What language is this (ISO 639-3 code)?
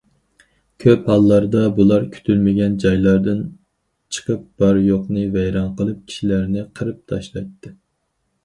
uig